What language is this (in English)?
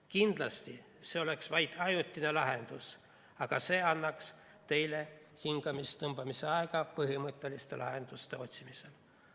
Estonian